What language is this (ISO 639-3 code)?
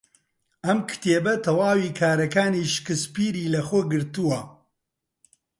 ckb